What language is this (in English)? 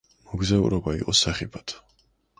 Georgian